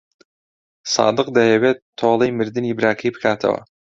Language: Central Kurdish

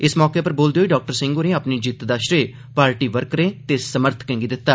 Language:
Dogri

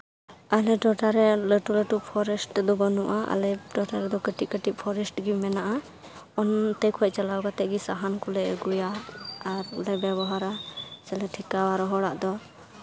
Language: Santali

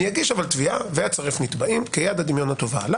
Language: Hebrew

